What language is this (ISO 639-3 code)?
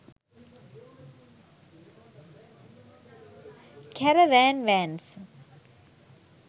sin